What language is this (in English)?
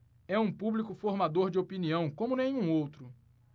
Portuguese